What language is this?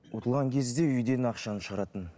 Kazakh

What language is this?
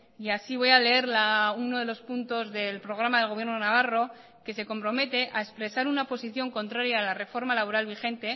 Spanish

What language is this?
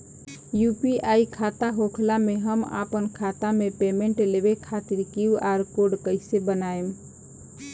Bhojpuri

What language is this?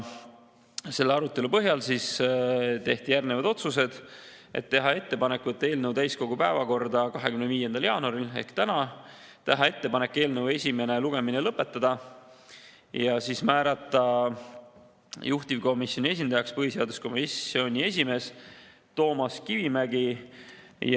Estonian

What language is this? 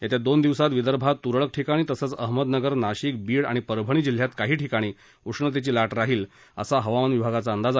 Marathi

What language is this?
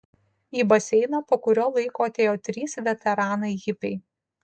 Lithuanian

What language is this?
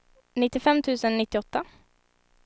Swedish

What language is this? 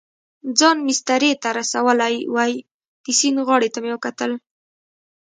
Pashto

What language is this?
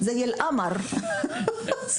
Hebrew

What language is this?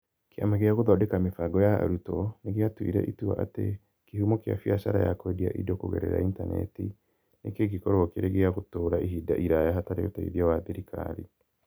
Kikuyu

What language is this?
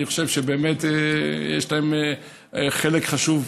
Hebrew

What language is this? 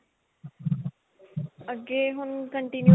Punjabi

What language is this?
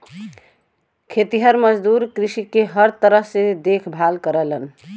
Bhojpuri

